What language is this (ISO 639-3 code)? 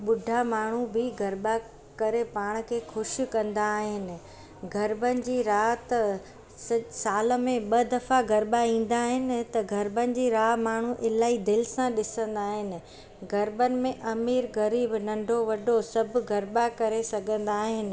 snd